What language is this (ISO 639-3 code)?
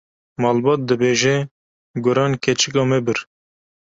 kur